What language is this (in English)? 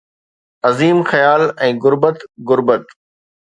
Sindhi